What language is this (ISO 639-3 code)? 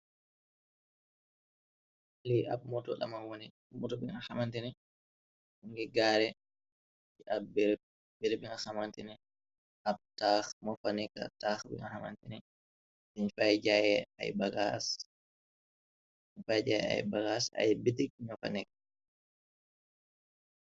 wol